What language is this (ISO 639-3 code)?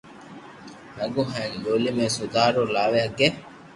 lrk